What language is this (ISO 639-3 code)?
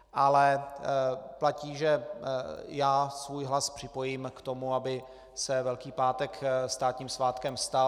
ces